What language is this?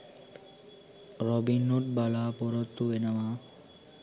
Sinhala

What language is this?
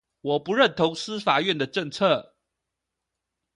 Chinese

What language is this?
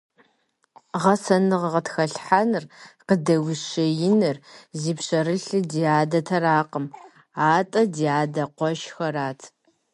Kabardian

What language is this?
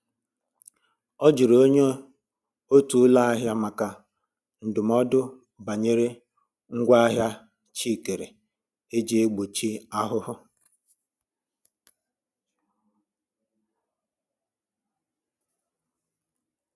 Igbo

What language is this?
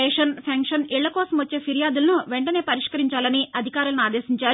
Telugu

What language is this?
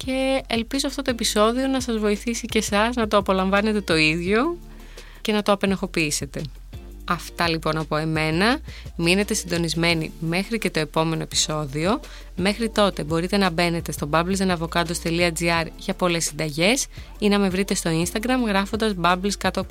Greek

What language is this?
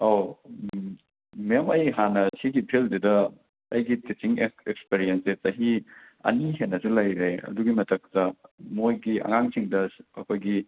Manipuri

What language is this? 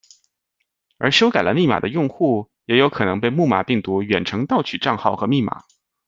Chinese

